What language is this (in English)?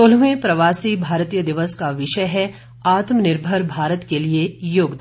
Hindi